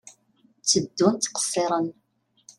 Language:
Kabyle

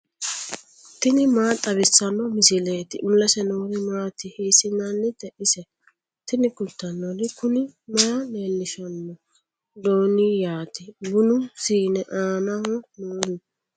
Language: Sidamo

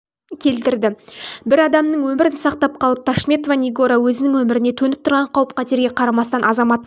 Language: Kazakh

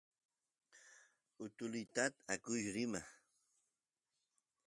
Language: Santiago del Estero Quichua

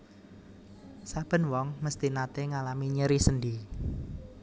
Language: Javanese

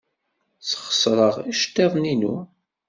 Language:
Kabyle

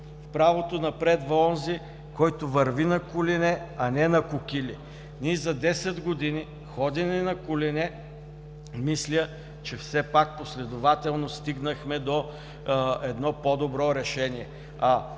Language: Bulgarian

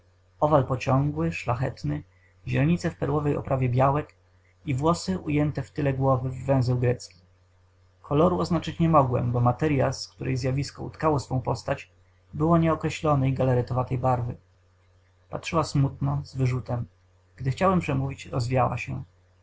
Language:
Polish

